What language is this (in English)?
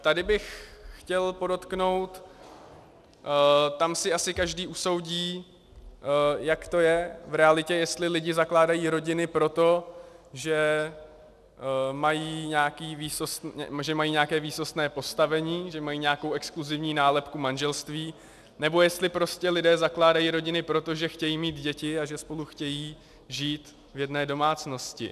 Czech